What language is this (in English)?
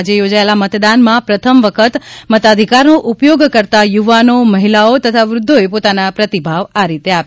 Gujarati